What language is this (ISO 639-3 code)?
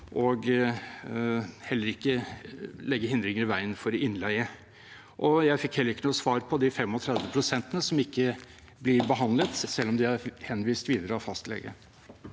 nor